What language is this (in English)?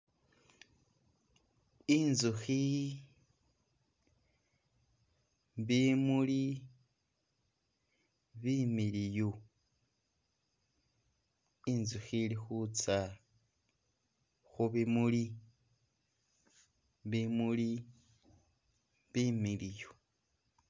Masaaba